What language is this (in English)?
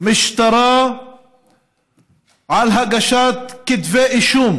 Hebrew